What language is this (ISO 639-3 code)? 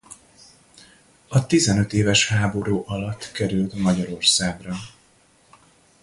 hun